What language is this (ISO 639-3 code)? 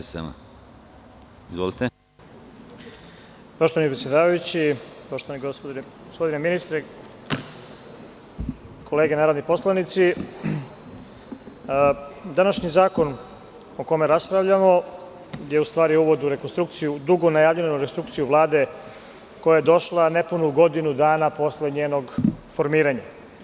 srp